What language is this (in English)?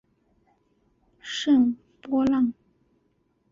Chinese